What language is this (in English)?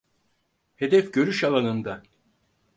Turkish